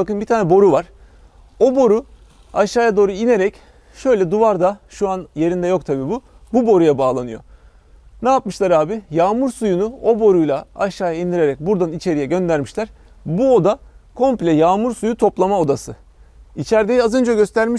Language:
Turkish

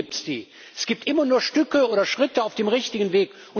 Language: German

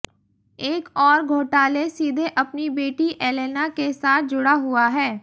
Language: Hindi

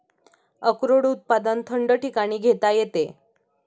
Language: Marathi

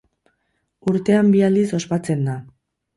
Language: Basque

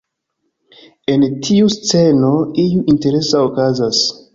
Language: Esperanto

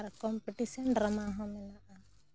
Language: Santali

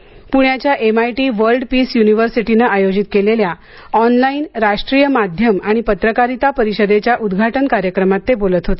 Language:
Marathi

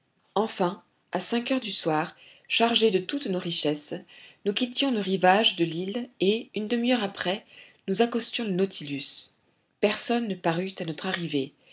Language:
French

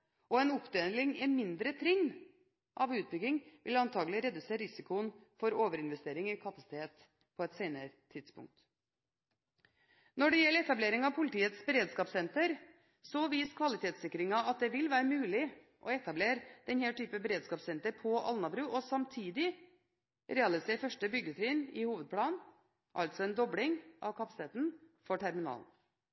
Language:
Norwegian Bokmål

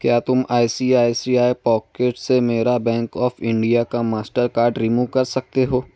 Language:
Urdu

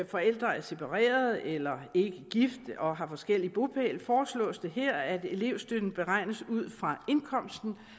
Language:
Danish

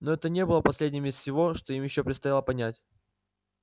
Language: Russian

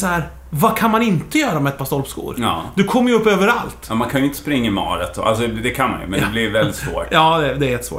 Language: Swedish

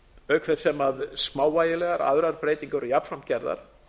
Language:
Icelandic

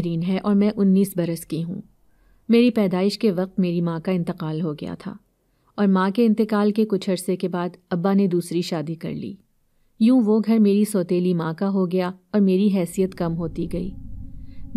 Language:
Hindi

